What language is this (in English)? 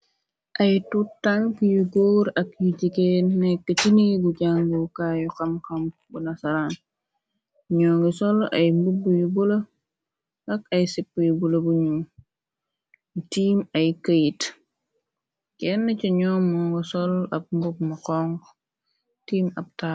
Wolof